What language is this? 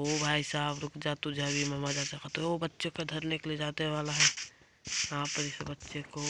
Hindi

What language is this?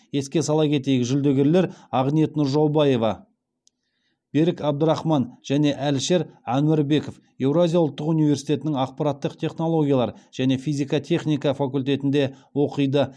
Kazakh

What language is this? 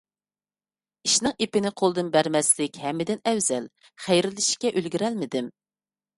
Uyghur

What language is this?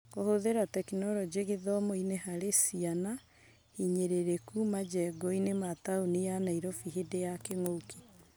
Kikuyu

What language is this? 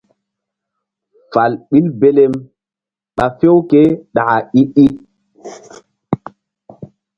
Mbum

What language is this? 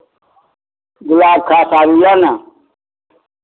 Maithili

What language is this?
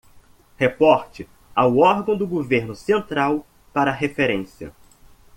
Portuguese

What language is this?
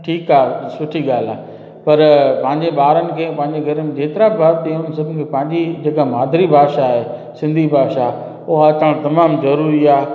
Sindhi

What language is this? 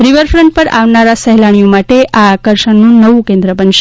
Gujarati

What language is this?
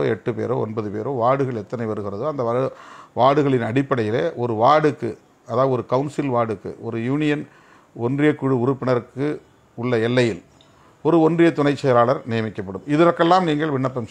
Romanian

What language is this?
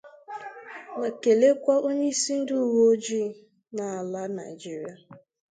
Igbo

